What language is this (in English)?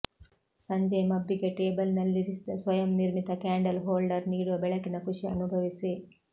Kannada